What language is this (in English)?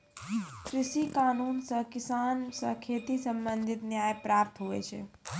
Maithili